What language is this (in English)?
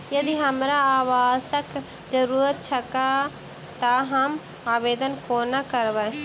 Maithili